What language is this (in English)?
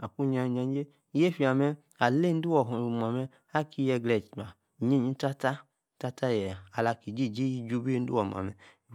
Yace